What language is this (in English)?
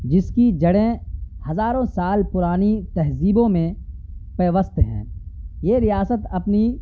Urdu